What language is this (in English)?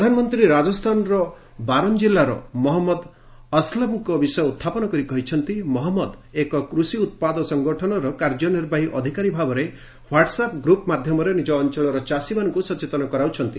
Odia